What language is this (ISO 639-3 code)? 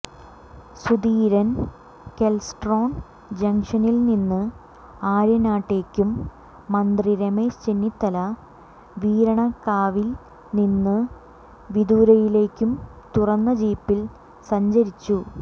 mal